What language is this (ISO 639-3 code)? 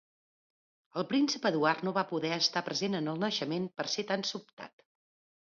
cat